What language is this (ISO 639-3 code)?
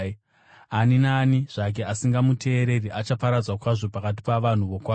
sna